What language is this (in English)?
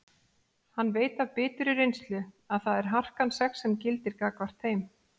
Icelandic